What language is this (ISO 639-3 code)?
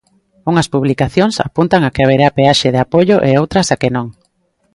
glg